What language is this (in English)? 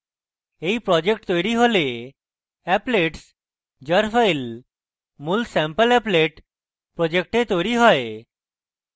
Bangla